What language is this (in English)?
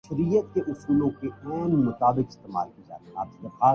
Urdu